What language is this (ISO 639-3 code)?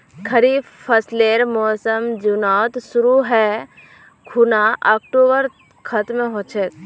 mag